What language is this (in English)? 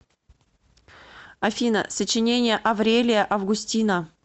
Russian